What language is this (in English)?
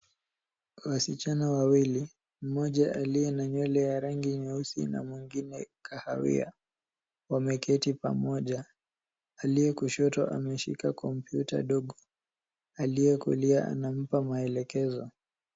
Swahili